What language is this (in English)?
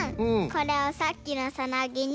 Japanese